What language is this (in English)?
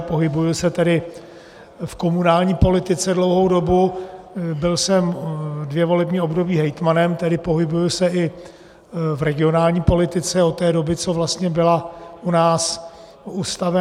Czech